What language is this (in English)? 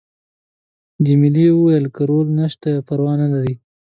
Pashto